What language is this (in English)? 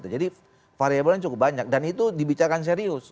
Indonesian